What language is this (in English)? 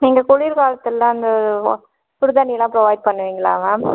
Tamil